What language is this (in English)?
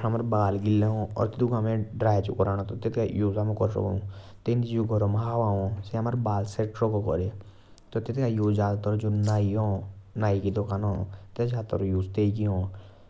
Jaunsari